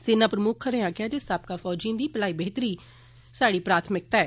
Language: Dogri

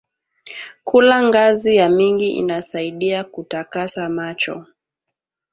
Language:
Swahili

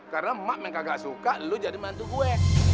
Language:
Indonesian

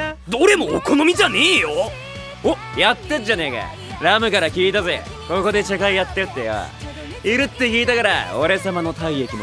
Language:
Japanese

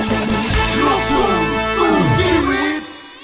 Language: Thai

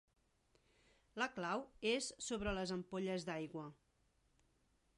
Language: Catalan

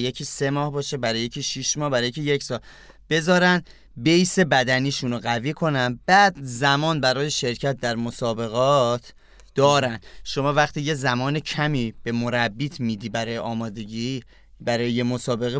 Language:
Persian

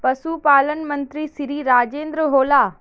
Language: Magahi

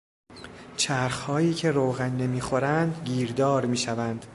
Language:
Persian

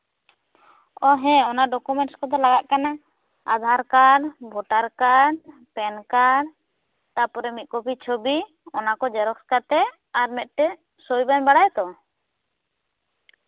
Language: Santali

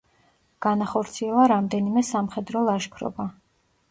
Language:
Georgian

